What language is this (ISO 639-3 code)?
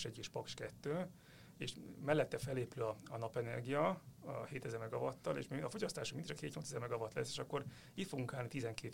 hun